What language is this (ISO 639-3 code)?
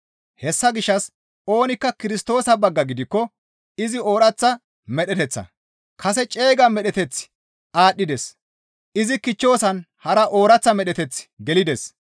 gmv